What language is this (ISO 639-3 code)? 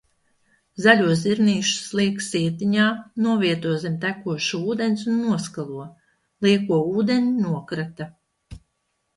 lav